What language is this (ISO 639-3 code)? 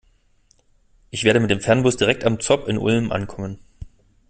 deu